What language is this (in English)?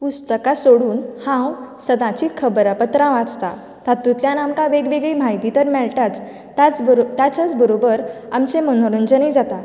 Konkani